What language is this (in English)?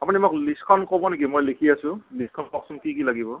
Assamese